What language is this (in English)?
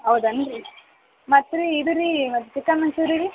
Kannada